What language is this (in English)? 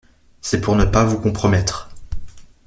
French